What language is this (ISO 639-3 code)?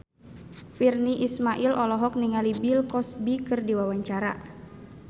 sun